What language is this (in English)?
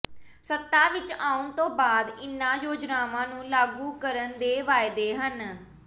Punjabi